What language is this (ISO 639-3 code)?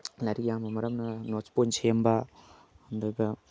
mni